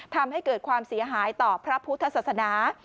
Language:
Thai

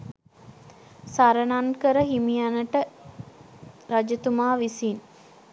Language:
Sinhala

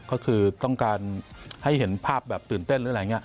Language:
Thai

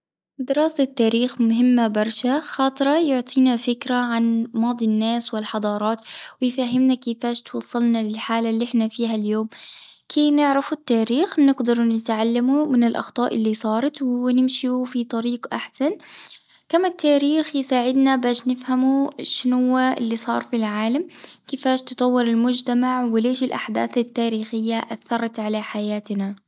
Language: Tunisian Arabic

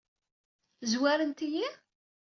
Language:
Kabyle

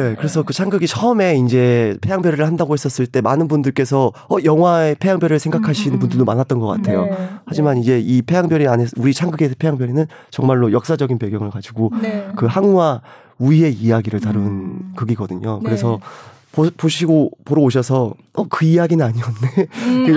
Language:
Korean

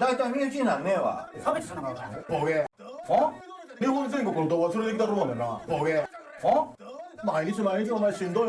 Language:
Japanese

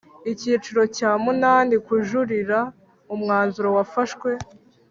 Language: Kinyarwanda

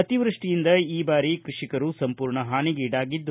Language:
Kannada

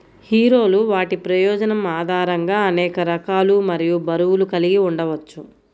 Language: Telugu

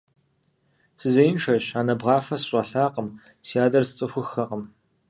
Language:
Kabardian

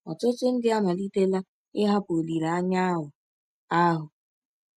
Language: Igbo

